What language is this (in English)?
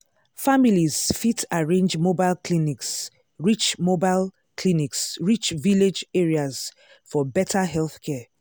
Nigerian Pidgin